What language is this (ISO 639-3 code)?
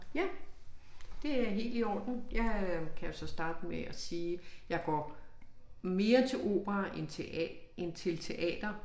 dan